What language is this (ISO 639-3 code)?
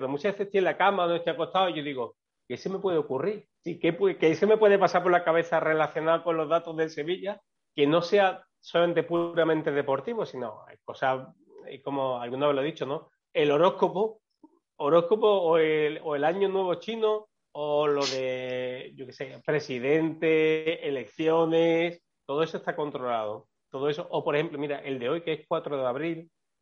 spa